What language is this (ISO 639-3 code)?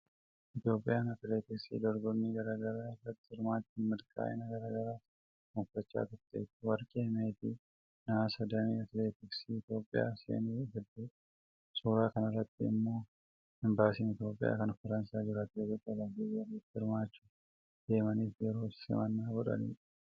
orm